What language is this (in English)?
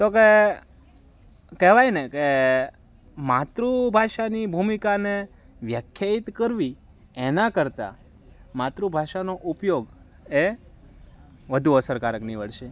Gujarati